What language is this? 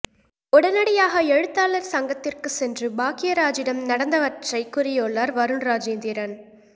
Tamil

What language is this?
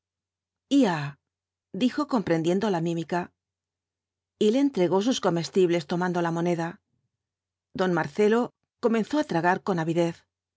Spanish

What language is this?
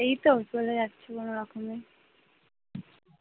Bangla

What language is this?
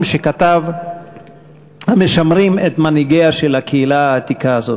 Hebrew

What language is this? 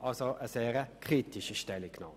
Swiss German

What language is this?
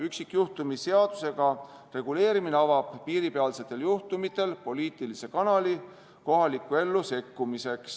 Estonian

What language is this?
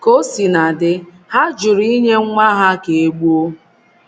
Igbo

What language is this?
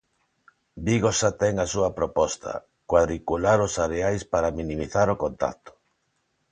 Galician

